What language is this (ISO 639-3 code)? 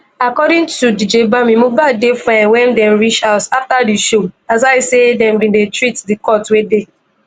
pcm